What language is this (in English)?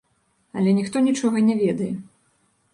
Belarusian